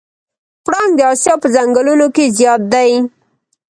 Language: Pashto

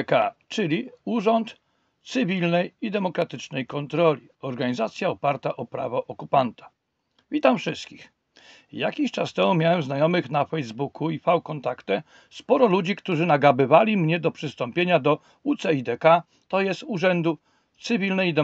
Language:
Polish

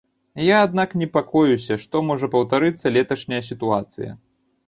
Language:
Belarusian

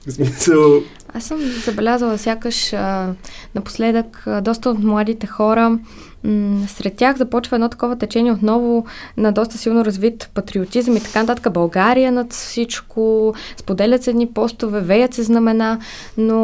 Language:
Bulgarian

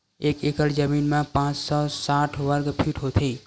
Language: Chhattisgarhi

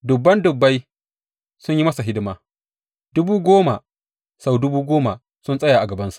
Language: Hausa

